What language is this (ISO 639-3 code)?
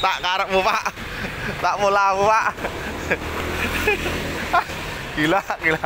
ind